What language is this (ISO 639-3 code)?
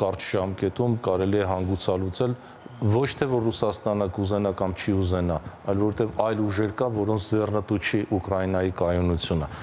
ron